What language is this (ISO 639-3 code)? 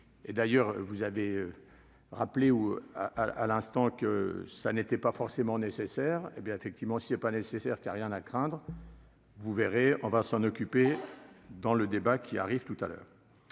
fra